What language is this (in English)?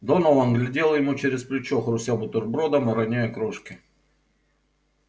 Russian